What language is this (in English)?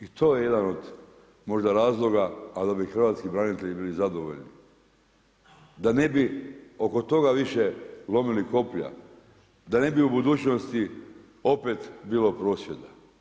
Croatian